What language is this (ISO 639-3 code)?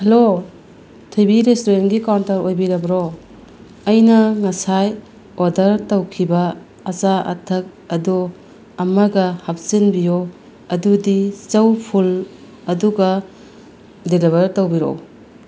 mni